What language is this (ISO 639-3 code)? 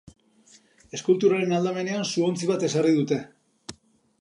eus